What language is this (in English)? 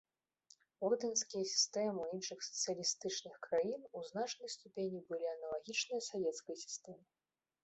Belarusian